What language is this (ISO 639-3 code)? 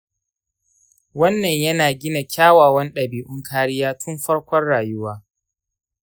hau